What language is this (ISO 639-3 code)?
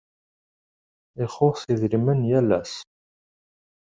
kab